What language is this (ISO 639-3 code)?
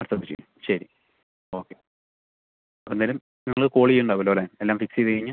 mal